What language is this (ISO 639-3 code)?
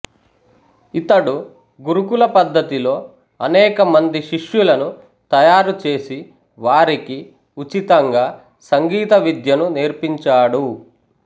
tel